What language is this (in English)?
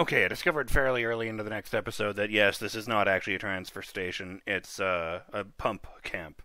English